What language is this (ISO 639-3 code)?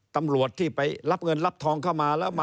tha